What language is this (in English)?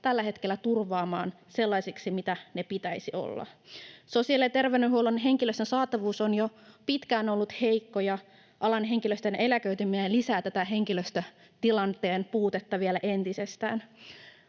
Finnish